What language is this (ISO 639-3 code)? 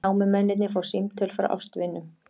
isl